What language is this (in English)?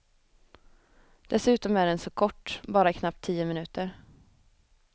Swedish